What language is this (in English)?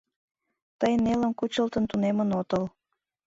Mari